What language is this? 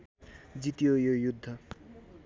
Nepali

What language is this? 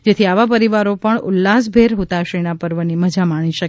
Gujarati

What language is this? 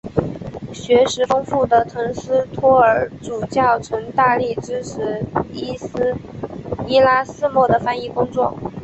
Chinese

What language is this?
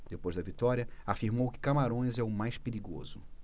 Portuguese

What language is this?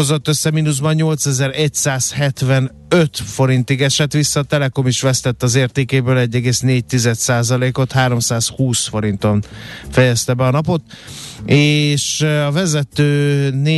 Hungarian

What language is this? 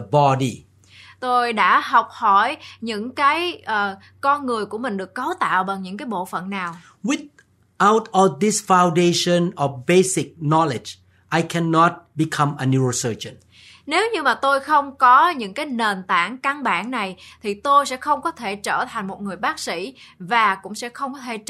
Vietnamese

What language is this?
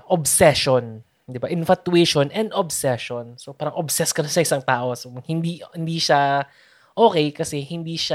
Filipino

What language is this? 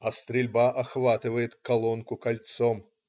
Russian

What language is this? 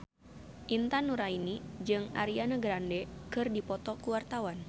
Sundanese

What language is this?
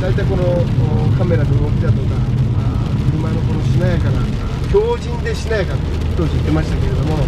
Japanese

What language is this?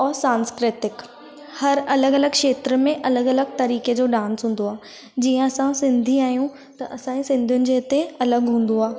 Sindhi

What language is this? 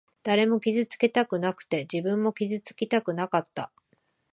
Japanese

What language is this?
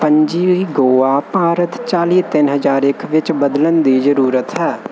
Punjabi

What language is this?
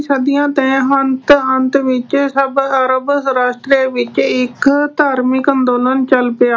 Punjabi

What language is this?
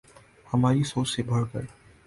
Urdu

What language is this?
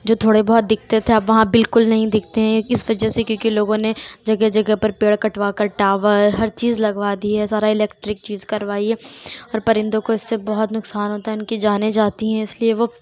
Urdu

